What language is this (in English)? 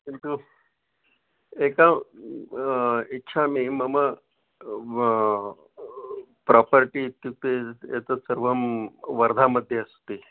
Sanskrit